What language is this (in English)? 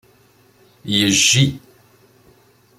Kabyle